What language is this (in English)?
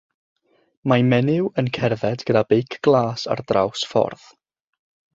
Welsh